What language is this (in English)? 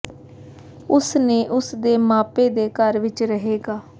Punjabi